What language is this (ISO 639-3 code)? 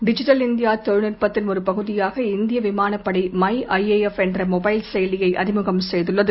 tam